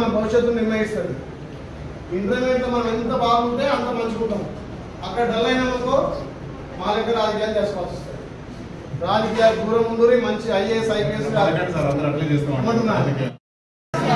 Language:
Telugu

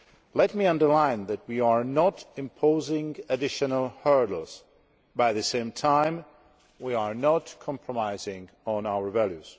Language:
English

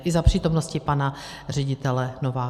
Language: Czech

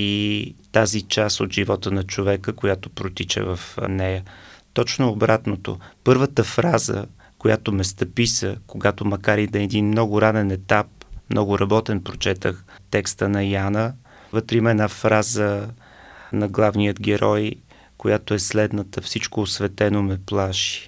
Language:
Bulgarian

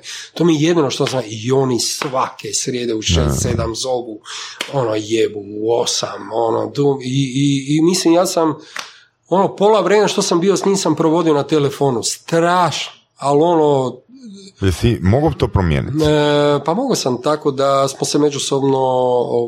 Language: Croatian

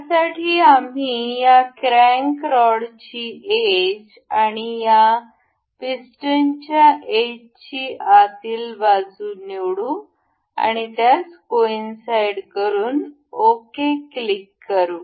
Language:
Marathi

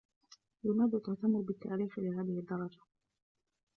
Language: Arabic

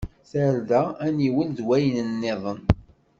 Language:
Kabyle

